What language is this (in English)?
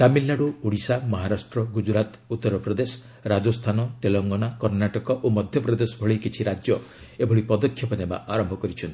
Odia